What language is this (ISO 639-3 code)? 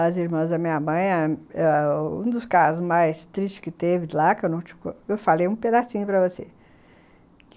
por